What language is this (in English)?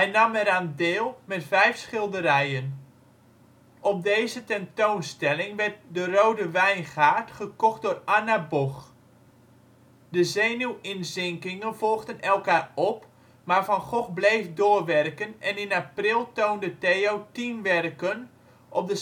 Dutch